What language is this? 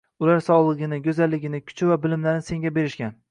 Uzbek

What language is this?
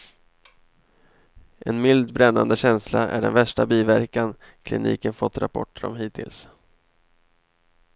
Swedish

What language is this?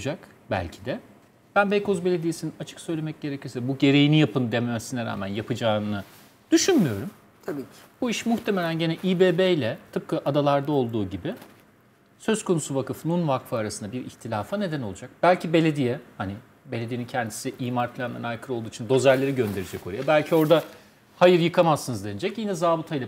Turkish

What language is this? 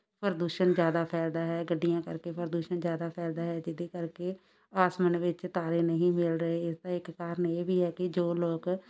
Punjabi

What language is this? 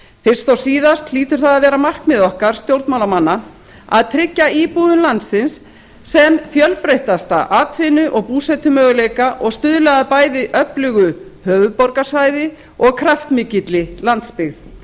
Icelandic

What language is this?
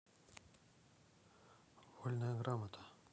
Russian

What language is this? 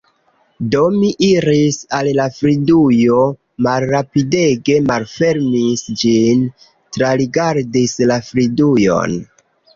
Esperanto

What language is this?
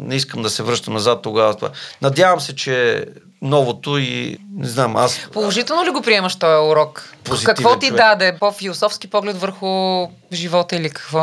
Bulgarian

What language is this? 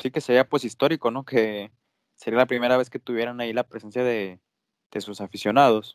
Spanish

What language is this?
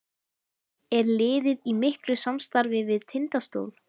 Icelandic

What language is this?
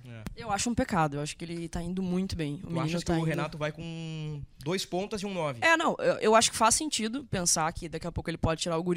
Portuguese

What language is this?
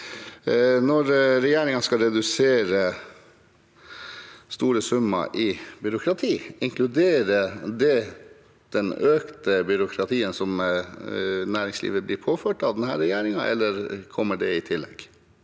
Norwegian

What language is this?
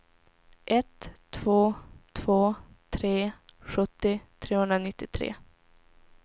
Swedish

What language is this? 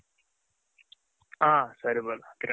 Kannada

